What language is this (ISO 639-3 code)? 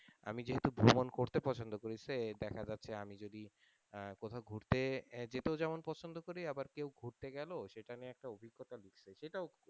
ben